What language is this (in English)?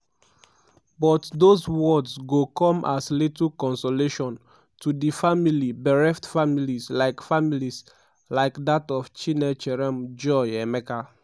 Nigerian Pidgin